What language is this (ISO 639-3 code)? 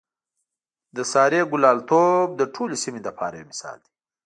pus